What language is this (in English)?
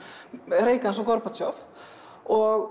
Icelandic